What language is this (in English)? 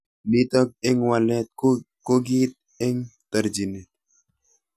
Kalenjin